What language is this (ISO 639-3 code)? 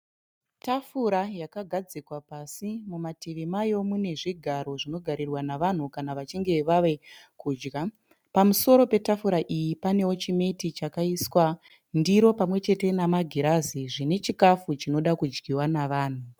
sna